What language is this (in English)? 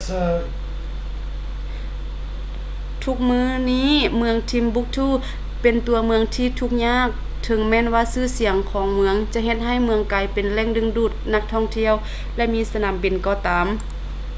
Lao